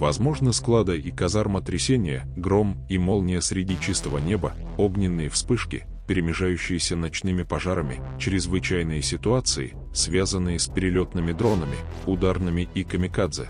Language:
Ukrainian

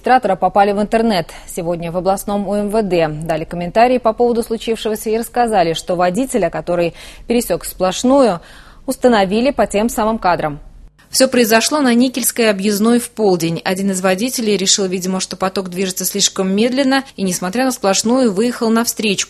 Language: Russian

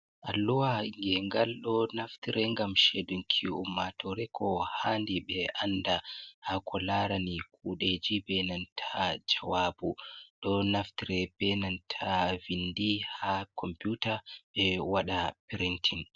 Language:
Fula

